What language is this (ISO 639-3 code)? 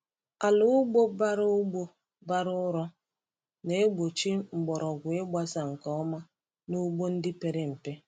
ibo